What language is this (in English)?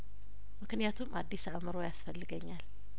Amharic